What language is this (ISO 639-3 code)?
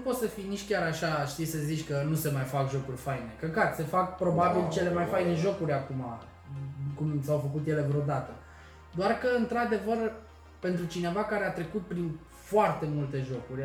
ron